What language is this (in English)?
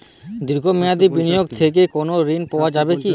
Bangla